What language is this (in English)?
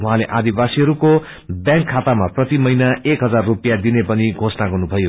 Nepali